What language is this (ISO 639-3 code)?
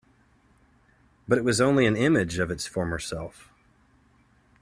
eng